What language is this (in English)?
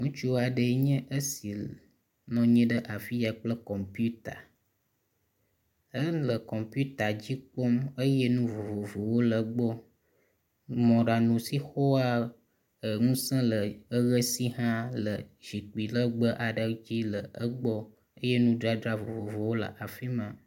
Ewe